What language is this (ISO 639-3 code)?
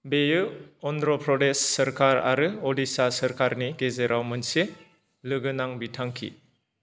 brx